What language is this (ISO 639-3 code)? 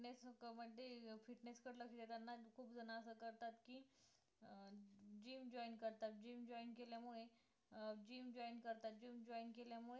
mar